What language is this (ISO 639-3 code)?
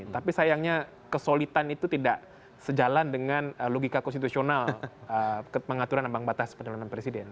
ind